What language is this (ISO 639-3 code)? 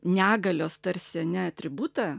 lit